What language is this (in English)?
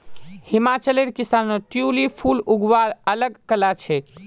Magahi